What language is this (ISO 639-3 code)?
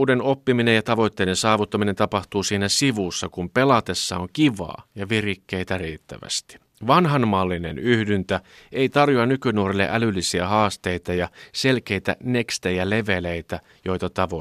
fin